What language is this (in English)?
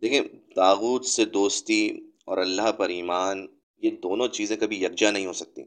Urdu